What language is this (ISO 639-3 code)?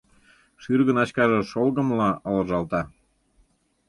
chm